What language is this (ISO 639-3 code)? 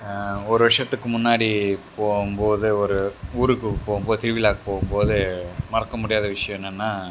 tam